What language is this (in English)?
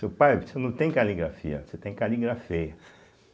Portuguese